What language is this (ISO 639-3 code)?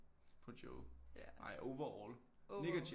dan